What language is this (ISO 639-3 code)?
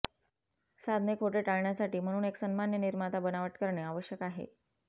mar